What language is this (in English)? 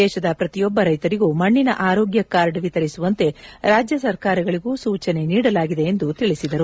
Kannada